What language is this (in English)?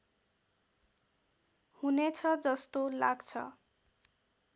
Nepali